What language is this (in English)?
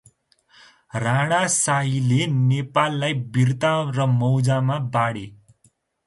Nepali